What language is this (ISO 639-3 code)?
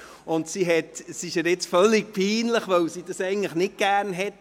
gsw